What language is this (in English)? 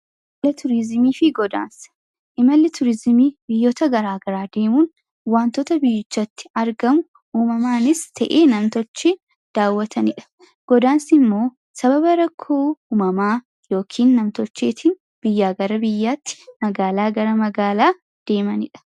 Oromo